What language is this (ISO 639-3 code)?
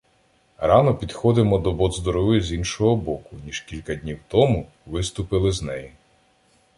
ukr